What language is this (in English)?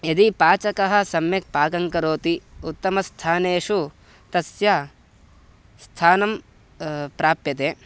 Sanskrit